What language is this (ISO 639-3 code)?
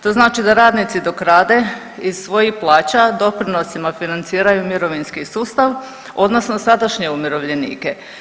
hrv